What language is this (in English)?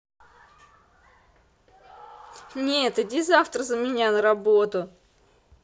Russian